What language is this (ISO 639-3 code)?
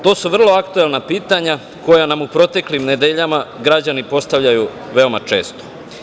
srp